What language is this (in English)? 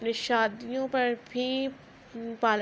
Urdu